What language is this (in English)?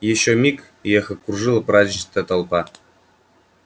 Russian